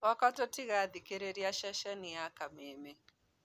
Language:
Kikuyu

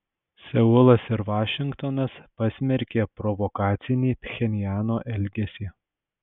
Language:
Lithuanian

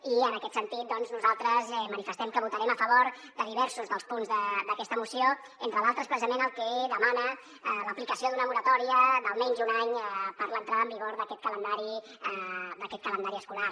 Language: Catalan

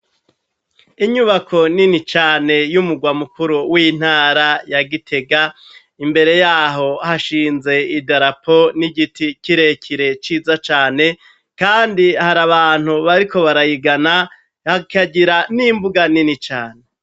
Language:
Rundi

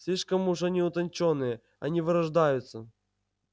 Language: Russian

